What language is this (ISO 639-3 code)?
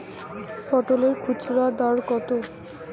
ben